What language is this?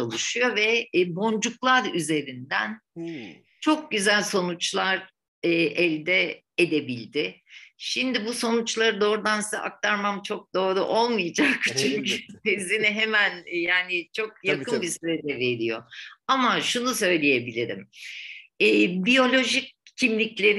Turkish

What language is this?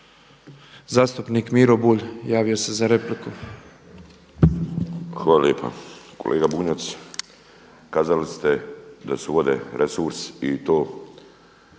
Croatian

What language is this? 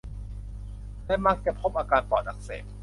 Thai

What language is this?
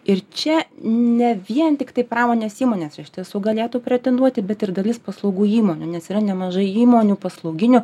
Lithuanian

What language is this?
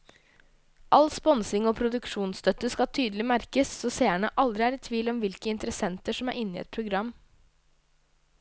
Norwegian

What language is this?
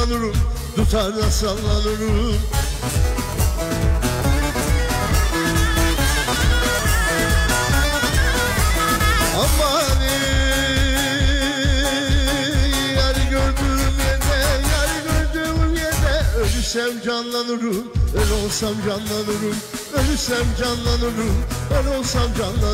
Arabic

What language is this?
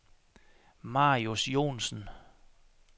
Danish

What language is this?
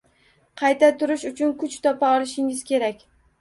Uzbek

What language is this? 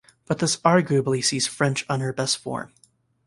English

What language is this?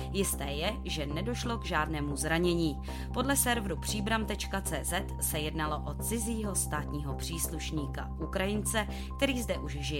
Czech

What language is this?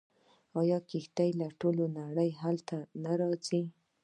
Pashto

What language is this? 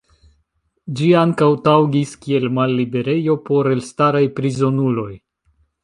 Esperanto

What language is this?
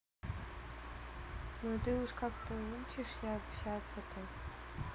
Russian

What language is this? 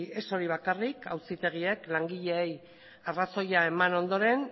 Basque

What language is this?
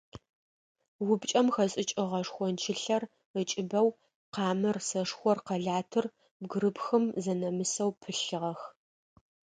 Adyghe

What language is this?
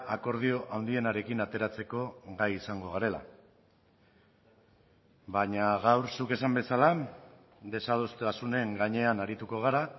Basque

